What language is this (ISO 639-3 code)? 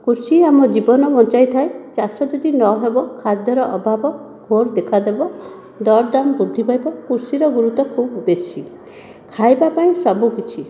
ori